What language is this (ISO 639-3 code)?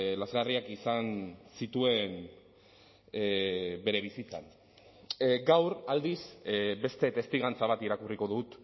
eus